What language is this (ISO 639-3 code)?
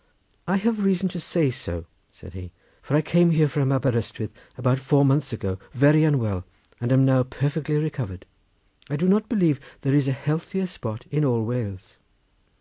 eng